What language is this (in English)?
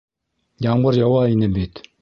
Bashkir